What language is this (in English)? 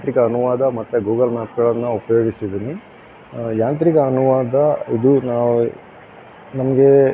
Kannada